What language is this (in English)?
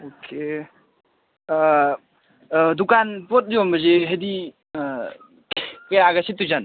Manipuri